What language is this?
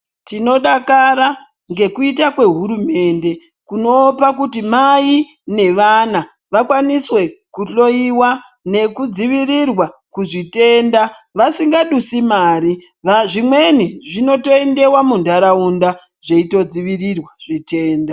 Ndau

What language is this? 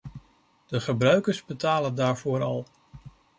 Dutch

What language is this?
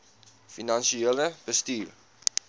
Afrikaans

